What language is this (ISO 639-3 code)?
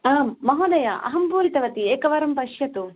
san